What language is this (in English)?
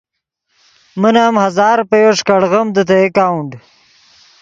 Yidgha